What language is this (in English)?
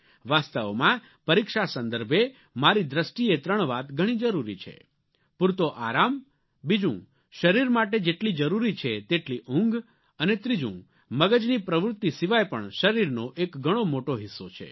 Gujarati